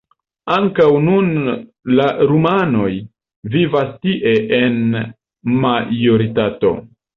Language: Esperanto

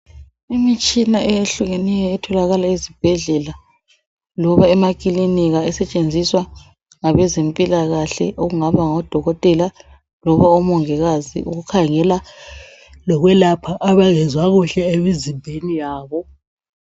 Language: North Ndebele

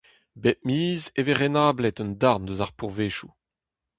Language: Breton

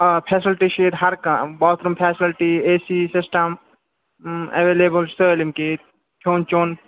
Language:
Kashmiri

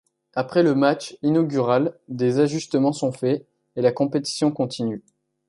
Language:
French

